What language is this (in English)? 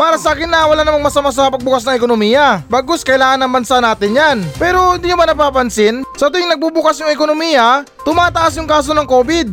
Filipino